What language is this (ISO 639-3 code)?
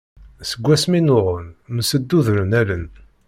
kab